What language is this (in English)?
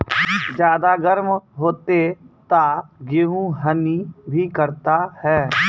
Maithili